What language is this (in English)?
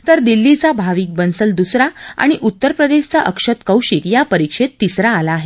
Marathi